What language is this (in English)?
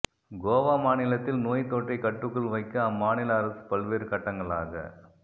Tamil